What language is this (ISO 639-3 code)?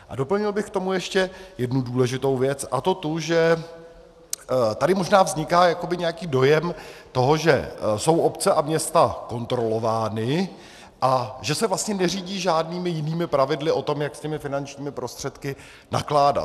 ces